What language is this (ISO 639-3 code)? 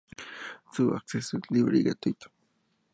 spa